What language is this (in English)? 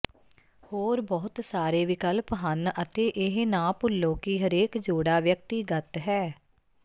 Punjabi